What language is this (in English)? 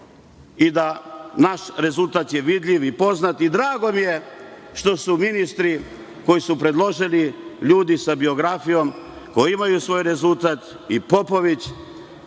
Serbian